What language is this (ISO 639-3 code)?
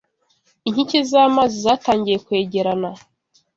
kin